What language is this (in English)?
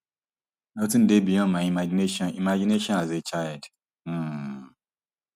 Nigerian Pidgin